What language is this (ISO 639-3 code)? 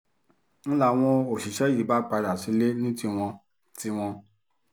yor